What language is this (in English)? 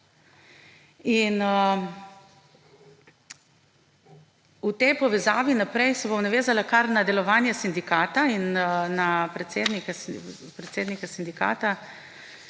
Slovenian